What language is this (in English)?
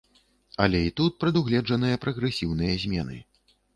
Belarusian